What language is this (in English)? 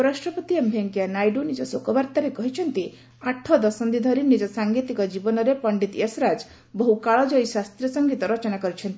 Odia